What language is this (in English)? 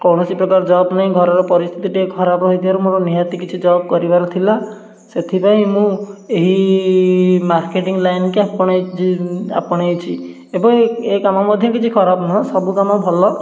Odia